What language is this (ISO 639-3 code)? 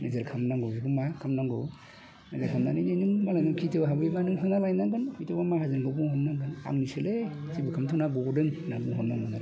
brx